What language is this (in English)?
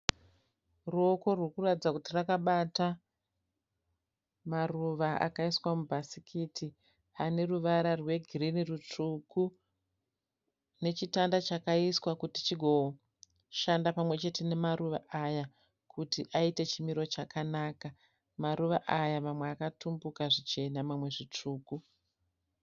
Shona